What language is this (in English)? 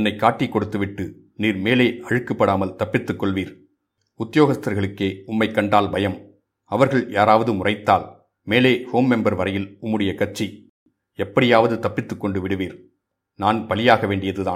Tamil